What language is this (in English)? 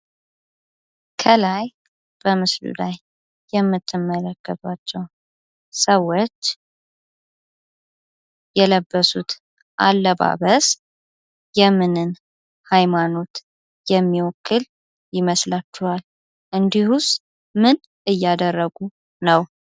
Amharic